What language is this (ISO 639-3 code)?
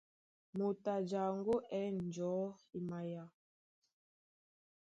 dua